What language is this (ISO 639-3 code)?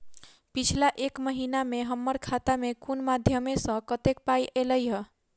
mai